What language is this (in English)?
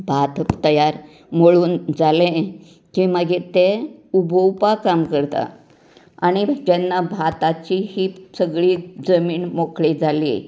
Konkani